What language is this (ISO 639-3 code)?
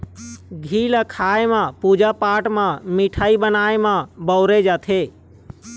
hne